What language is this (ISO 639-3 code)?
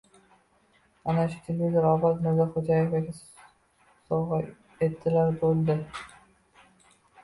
uzb